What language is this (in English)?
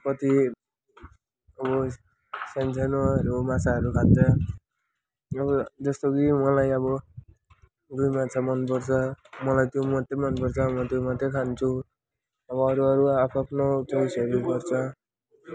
Nepali